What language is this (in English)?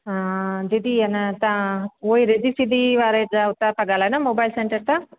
Sindhi